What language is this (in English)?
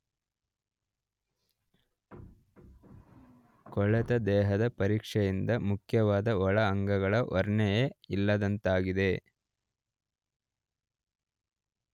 Kannada